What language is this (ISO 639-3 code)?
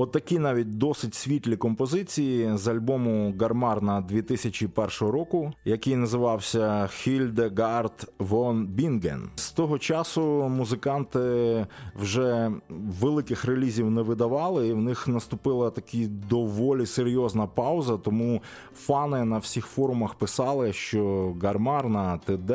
ukr